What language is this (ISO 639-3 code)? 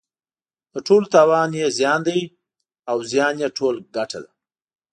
pus